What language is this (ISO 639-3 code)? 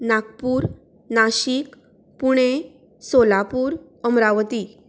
kok